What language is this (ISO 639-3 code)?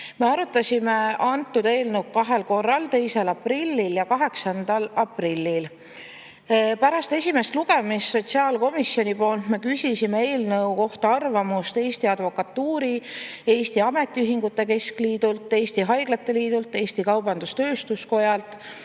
est